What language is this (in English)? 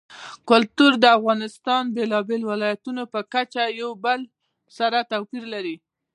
Pashto